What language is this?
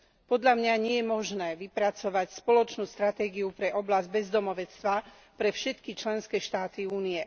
Slovak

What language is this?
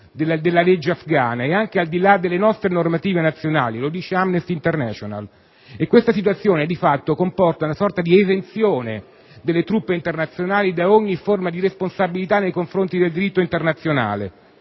Italian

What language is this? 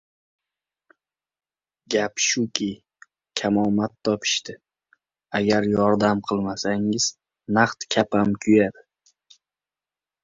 Uzbek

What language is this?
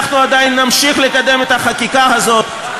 Hebrew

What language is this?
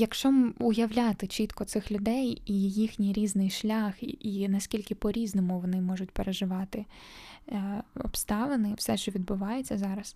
Ukrainian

